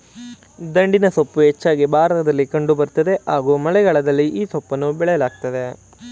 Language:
Kannada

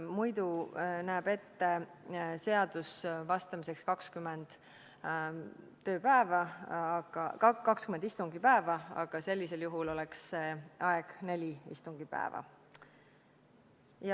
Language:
Estonian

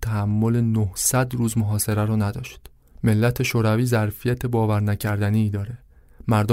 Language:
Persian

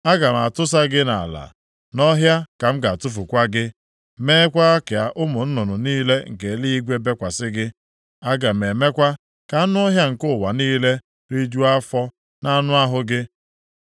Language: Igbo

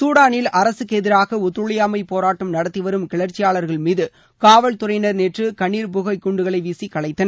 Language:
Tamil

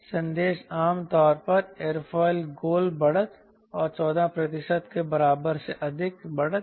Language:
Hindi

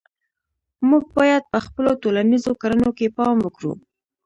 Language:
Pashto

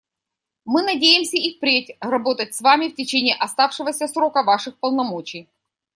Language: Russian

